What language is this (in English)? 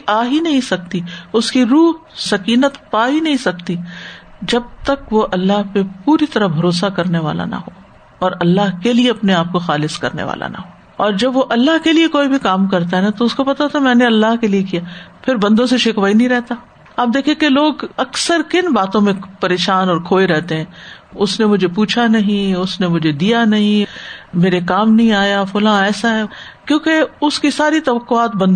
Urdu